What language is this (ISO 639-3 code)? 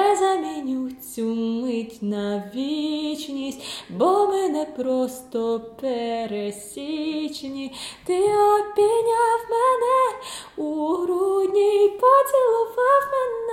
ukr